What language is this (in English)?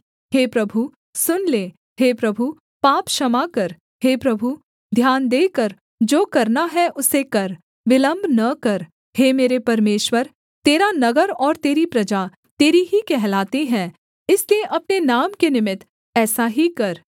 Hindi